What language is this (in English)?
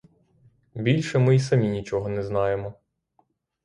Ukrainian